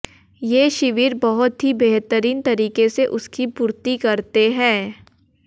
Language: Hindi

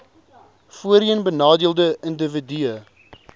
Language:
Afrikaans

